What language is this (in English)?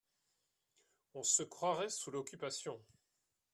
French